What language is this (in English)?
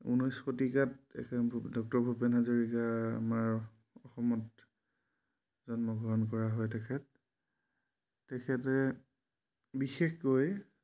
Assamese